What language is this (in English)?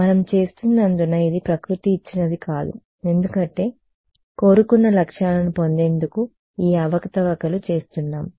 Telugu